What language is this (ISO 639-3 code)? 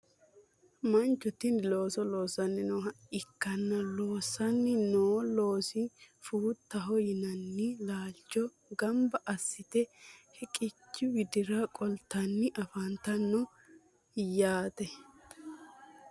sid